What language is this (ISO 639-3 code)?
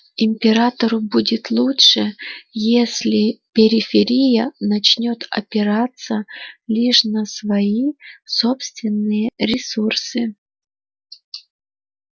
rus